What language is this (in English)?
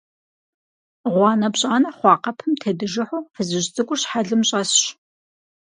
Kabardian